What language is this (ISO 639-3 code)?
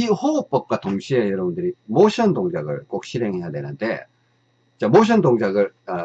kor